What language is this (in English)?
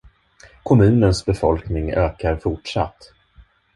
Swedish